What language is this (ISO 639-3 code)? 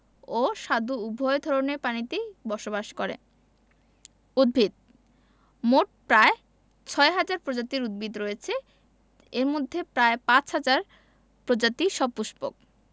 ben